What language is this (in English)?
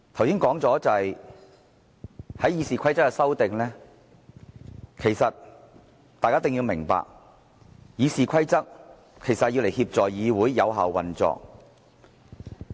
Cantonese